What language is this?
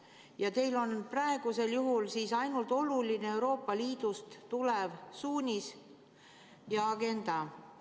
Estonian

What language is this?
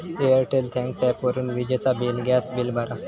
Marathi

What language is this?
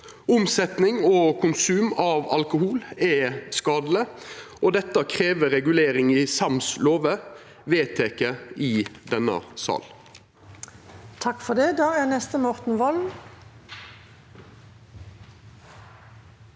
Norwegian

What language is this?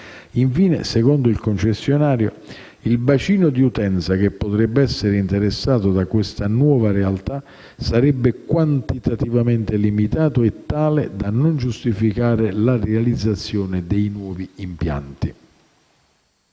Italian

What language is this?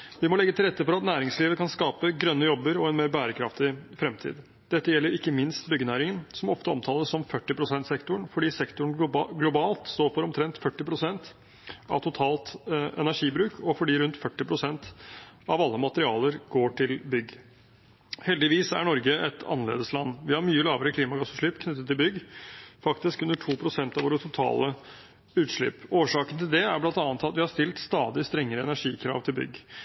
Norwegian Bokmål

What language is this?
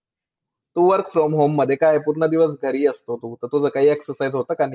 Marathi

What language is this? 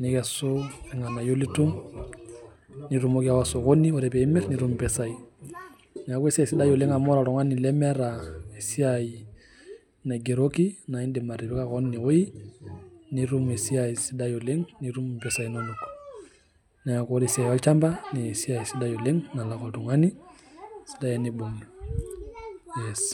Masai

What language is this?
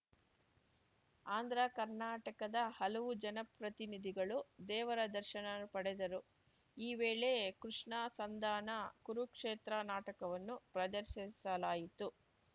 Kannada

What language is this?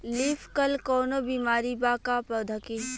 Bhojpuri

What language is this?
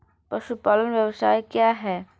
Hindi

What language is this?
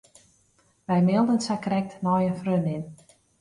Western Frisian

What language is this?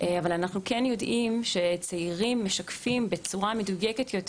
Hebrew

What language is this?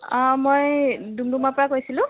Assamese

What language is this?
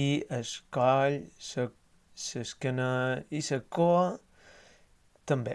Catalan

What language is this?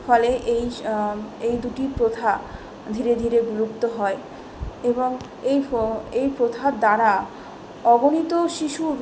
Bangla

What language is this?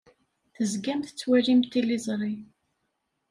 Kabyle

